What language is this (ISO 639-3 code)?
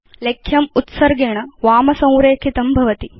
san